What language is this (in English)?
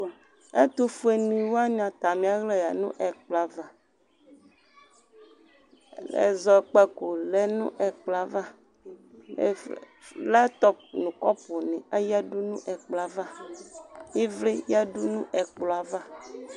Ikposo